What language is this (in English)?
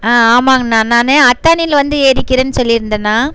Tamil